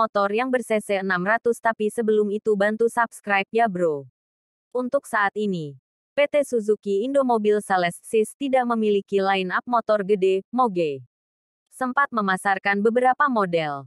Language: Indonesian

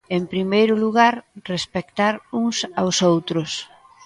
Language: Galician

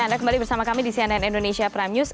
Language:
Indonesian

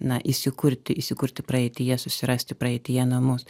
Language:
Lithuanian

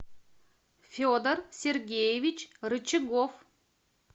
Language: Russian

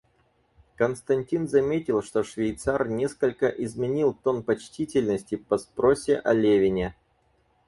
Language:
Russian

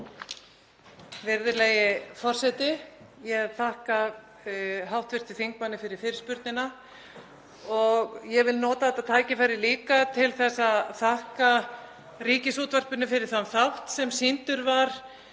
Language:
Icelandic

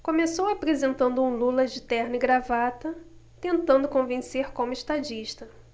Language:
Portuguese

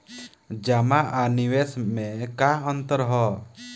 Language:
Bhojpuri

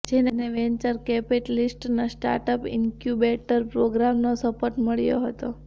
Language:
Gujarati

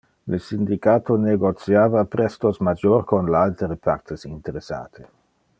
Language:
Interlingua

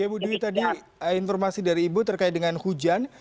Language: Indonesian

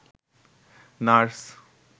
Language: Bangla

